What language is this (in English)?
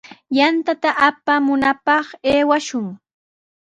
Sihuas Ancash Quechua